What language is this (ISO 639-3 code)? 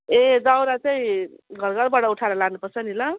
nep